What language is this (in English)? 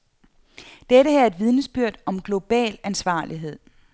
Danish